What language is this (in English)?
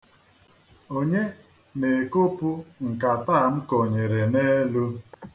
Igbo